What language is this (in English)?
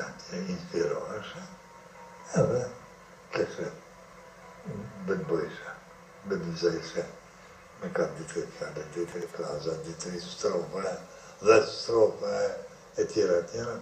Romanian